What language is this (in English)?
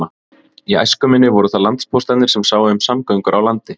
Icelandic